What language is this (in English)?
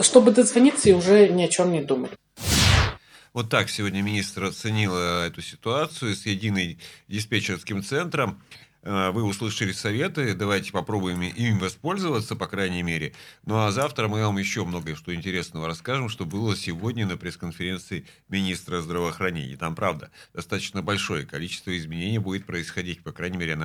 Russian